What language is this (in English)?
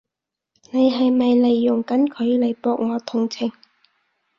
Cantonese